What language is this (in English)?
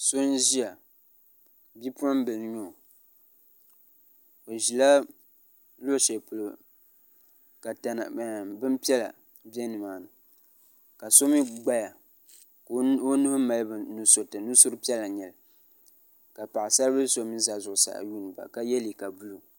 Dagbani